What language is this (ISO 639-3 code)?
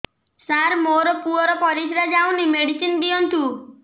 ori